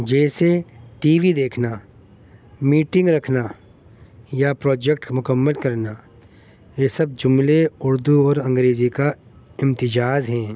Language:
Urdu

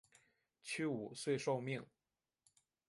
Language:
Chinese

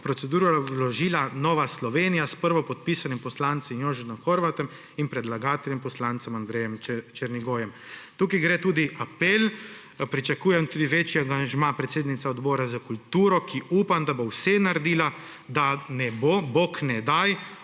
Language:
Slovenian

